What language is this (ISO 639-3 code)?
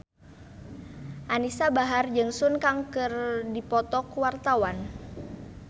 sun